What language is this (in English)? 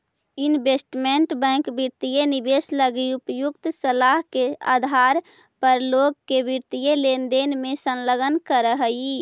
Magahi